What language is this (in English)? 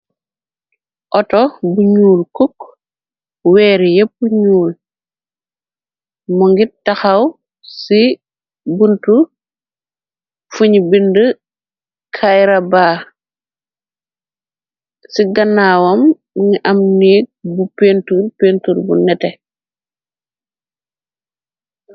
Wolof